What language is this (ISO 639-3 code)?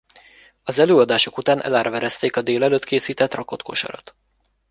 hun